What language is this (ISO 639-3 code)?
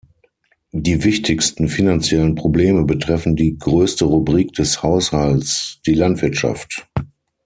deu